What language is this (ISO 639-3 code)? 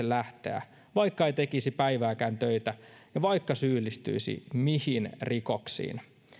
fin